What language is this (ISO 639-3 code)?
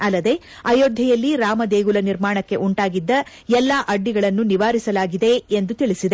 kan